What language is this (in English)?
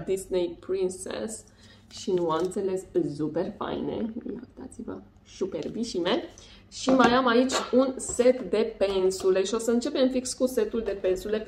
Romanian